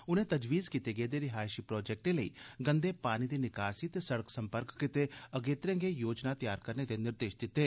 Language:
Dogri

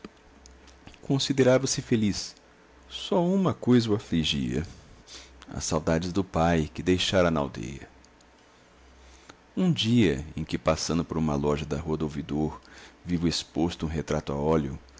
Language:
Portuguese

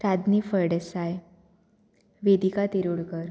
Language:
Konkani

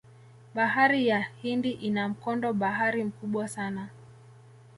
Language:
Swahili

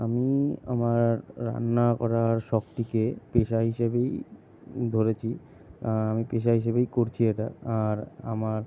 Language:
Bangla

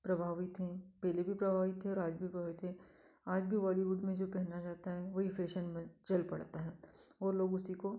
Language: Hindi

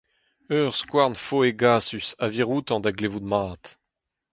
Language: Breton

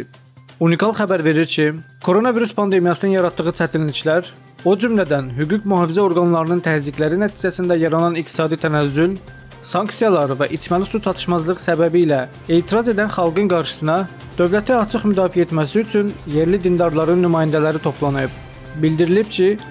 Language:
Turkish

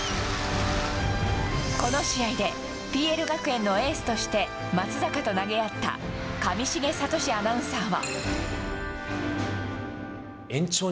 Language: Japanese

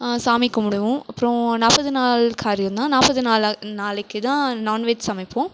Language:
Tamil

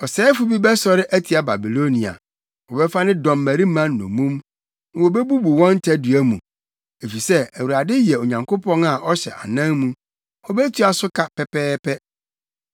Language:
Akan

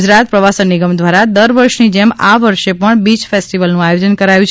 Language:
Gujarati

